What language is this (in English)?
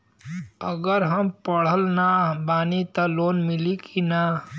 Bhojpuri